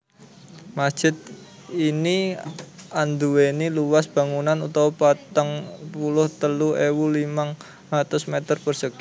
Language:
Javanese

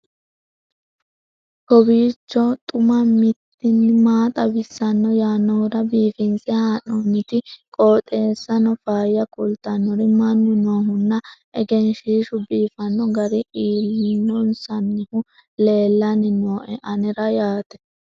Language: Sidamo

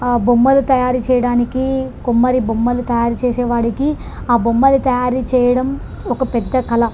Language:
Telugu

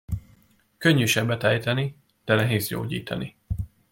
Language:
Hungarian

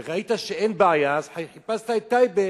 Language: Hebrew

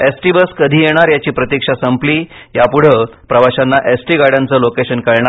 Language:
Marathi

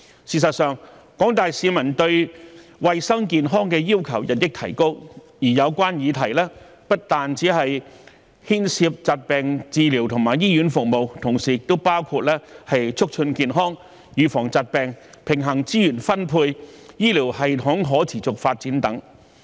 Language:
Cantonese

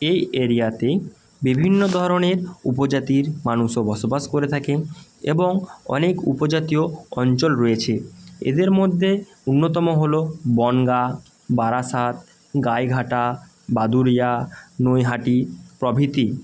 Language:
Bangla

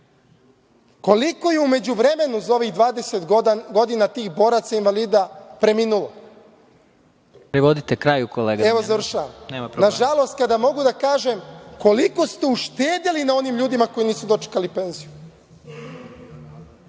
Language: Serbian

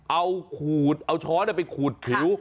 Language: Thai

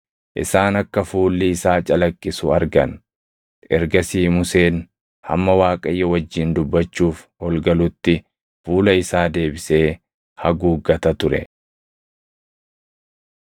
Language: Oromo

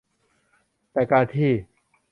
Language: Thai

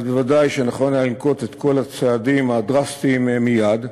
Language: Hebrew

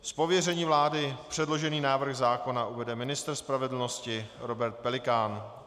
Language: Czech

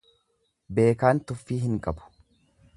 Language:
Oromo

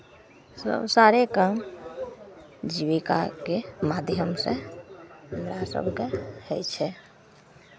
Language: Maithili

